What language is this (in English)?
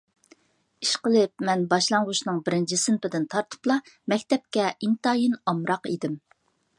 Uyghur